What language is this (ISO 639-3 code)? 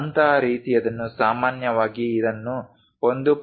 kan